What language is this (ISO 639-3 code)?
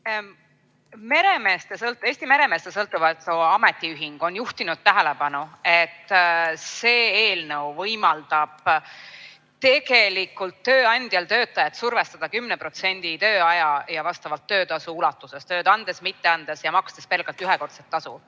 est